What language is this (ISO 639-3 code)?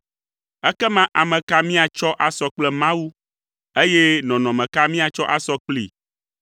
ewe